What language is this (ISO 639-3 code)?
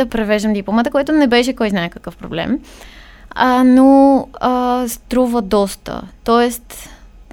bul